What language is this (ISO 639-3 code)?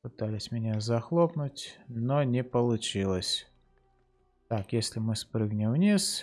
rus